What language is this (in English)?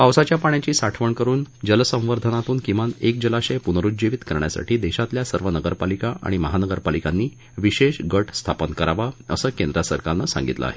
Marathi